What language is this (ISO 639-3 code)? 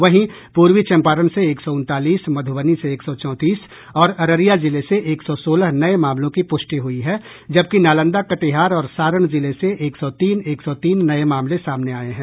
hin